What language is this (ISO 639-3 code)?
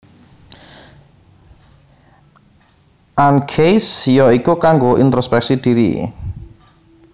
jav